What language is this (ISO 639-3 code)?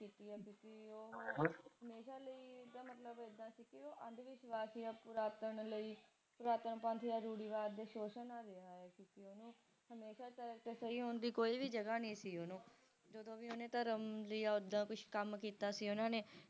pan